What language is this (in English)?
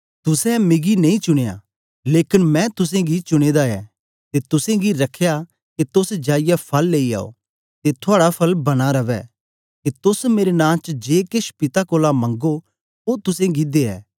Dogri